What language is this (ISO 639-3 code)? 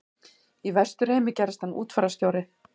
isl